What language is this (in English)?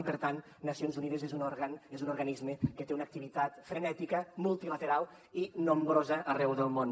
Catalan